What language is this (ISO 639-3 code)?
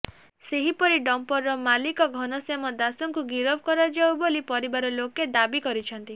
ori